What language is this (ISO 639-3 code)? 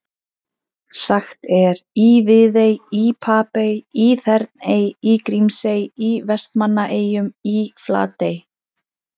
isl